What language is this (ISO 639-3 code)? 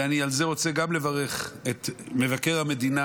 heb